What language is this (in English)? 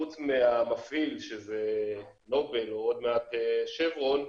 Hebrew